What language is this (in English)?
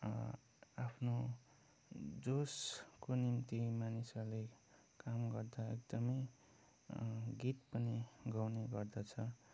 Nepali